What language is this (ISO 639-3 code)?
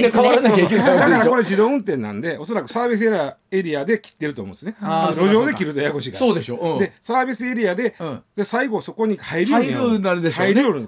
jpn